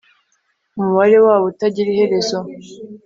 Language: Kinyarwanda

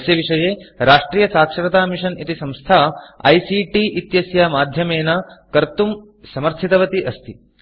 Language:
Sanskrit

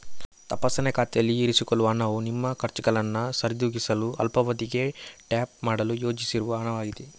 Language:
Kannada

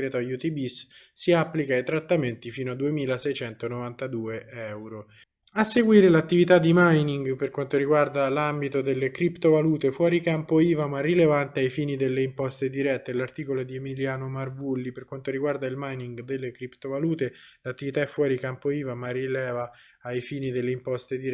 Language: Italian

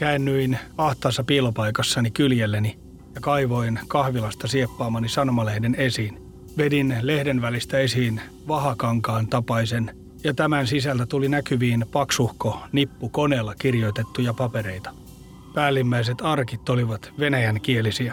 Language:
Finnish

